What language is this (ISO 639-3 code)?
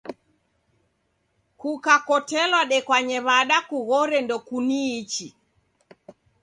dav